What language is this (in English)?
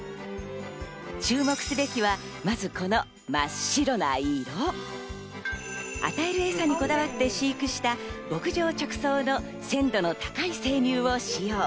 Japanese